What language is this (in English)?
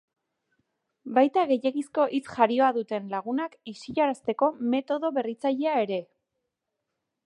Basque